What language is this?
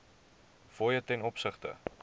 Afrikaans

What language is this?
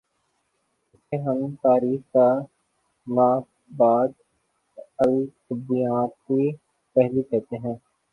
Urdu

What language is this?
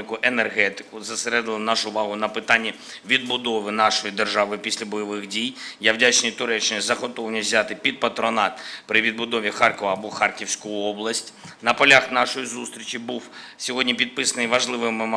Ukrainian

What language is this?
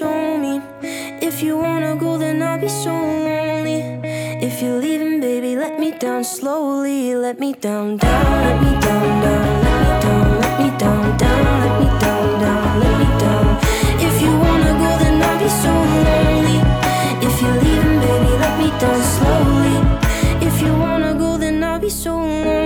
Persian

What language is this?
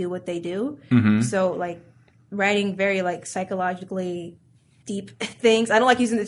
English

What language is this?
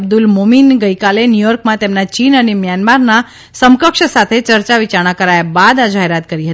Gujarati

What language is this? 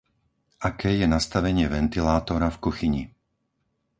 Slovak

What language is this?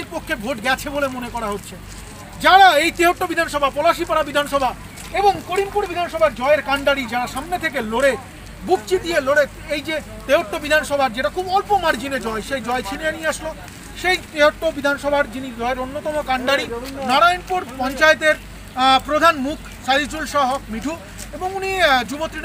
Korean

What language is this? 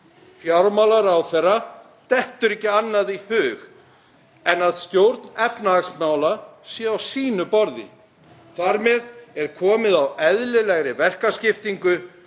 Icelandic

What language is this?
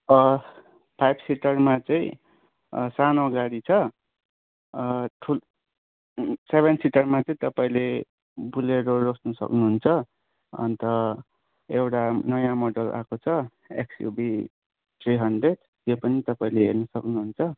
Nepali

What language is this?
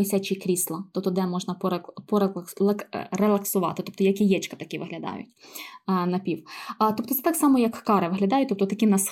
Ukrainian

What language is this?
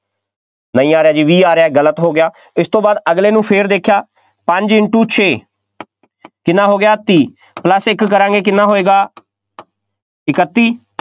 Punjabi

